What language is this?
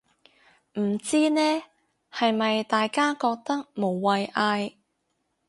Cantonese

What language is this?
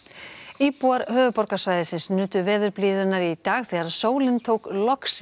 Icelandic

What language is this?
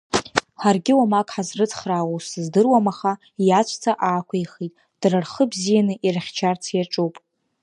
Abkhazian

